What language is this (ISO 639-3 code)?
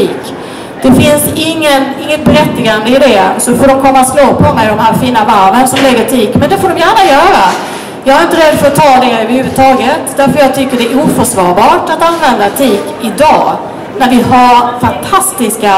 swe